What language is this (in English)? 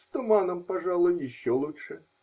Russian